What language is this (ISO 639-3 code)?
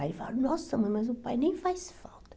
por